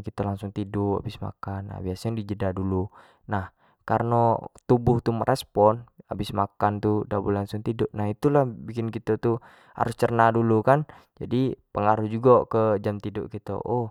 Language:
Jambi Malay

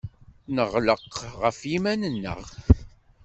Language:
Kabyle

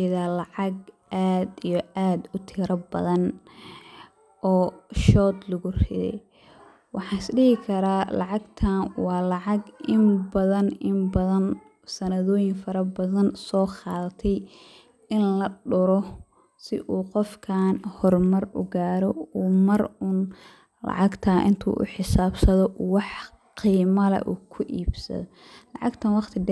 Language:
Somali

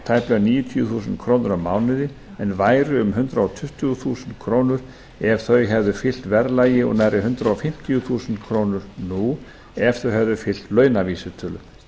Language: Icelandic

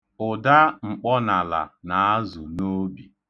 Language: Igbo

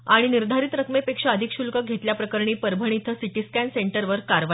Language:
Marathi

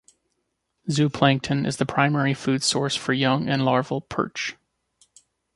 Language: English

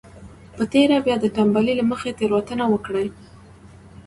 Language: Pashto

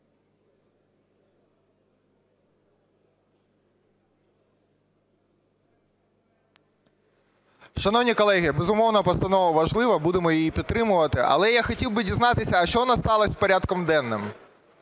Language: Ukrainian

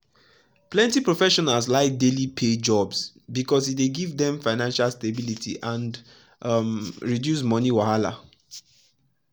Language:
Nigerian Pidgin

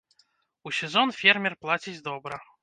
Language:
Belarusian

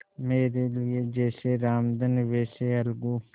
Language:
Hindi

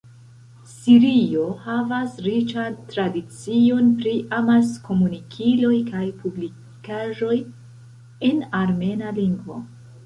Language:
Esperanto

